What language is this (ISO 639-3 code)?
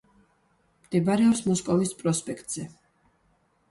kat